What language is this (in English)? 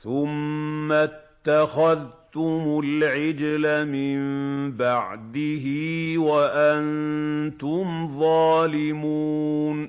Arabic